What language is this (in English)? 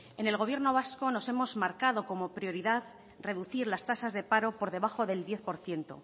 Spanish